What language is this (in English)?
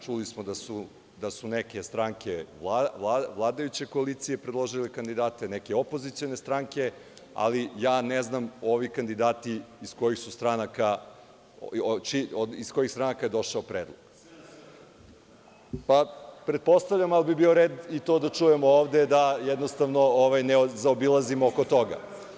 Serbian